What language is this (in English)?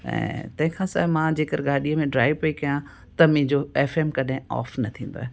Sindhi